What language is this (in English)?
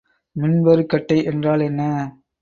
Tamil